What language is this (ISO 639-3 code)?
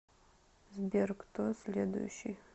rus